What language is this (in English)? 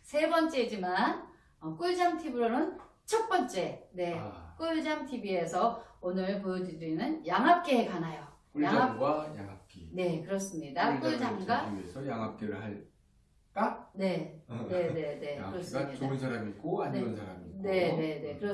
Korean